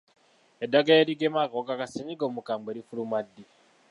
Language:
Ganda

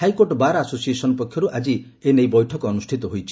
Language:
Odia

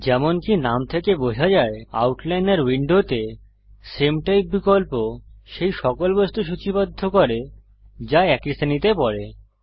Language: Bangla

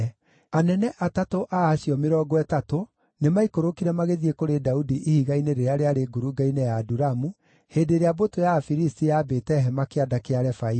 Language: Kikuyu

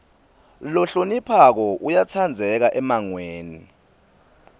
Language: Swati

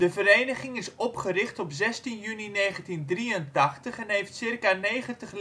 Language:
Dutch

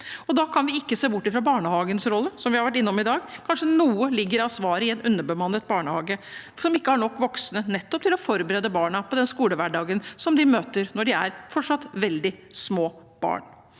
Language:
Norwegian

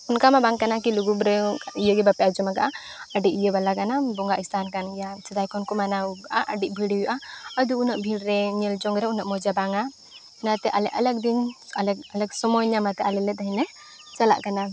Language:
Santali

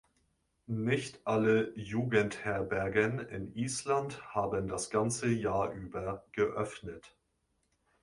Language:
German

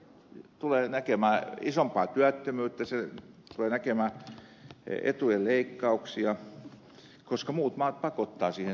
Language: Finnish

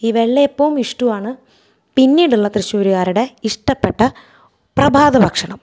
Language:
Malayalam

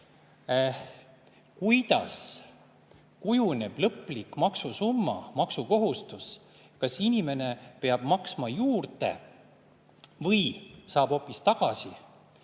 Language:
Estonian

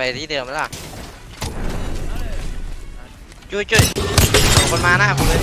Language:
Thai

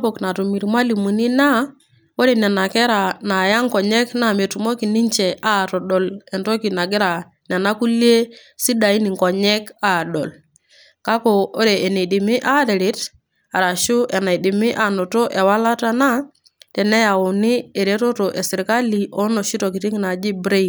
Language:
Masai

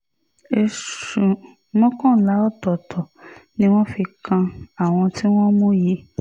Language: Yoruba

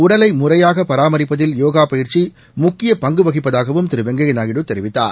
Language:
Tamil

